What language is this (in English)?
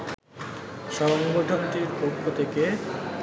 Bangla